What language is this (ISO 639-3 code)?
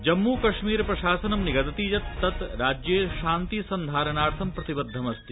san